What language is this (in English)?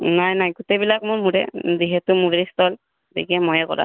Assamese